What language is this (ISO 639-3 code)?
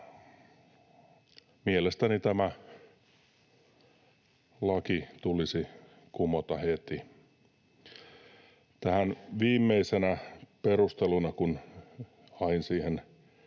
fin